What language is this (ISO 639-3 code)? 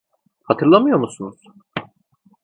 tur